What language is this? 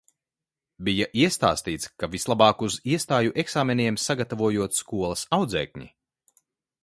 Latvian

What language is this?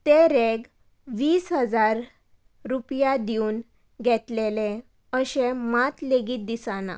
Konkani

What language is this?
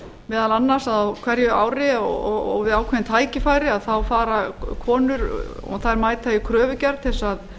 Icelandic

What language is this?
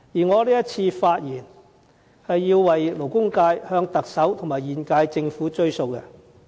Cantonese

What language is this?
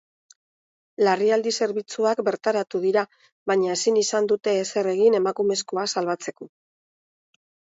Basque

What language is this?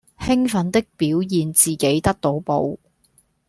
Cantonese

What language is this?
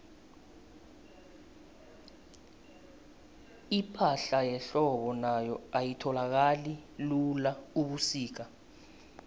South Ndebele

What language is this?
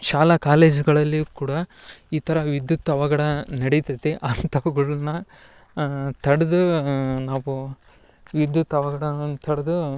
Kannada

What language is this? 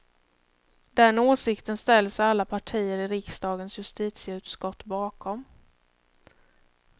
Swedish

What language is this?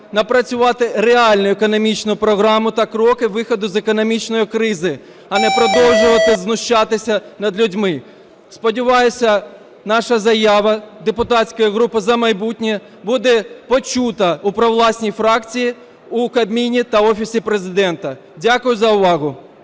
Ukrainian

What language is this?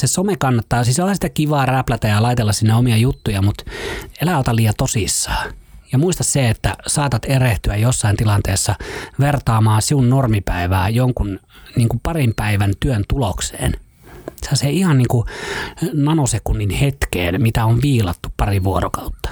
Finnish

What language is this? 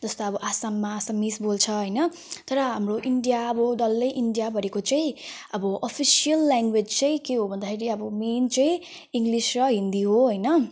Nepali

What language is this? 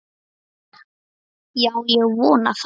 Icelandic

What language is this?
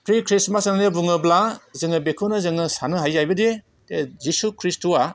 Bodo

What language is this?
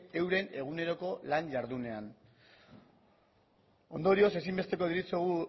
Basque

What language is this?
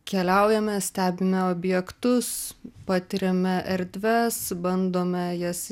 Lithuanian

